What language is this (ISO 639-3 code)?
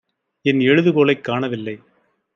tam